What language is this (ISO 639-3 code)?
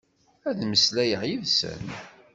kab